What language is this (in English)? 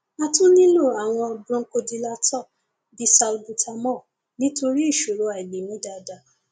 Yoruba